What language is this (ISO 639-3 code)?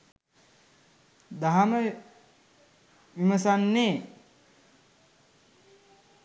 sin